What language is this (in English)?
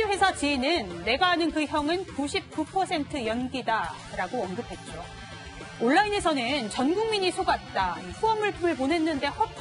Korean